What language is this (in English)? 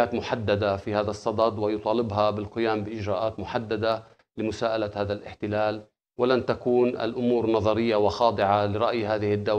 Arabic